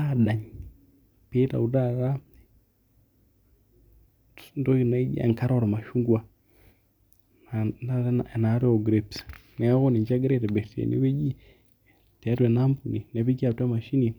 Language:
Masai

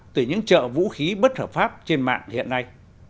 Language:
Vietnamese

